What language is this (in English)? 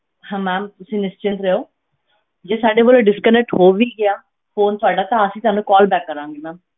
Punjabi